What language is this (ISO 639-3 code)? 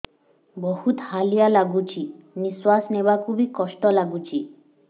ori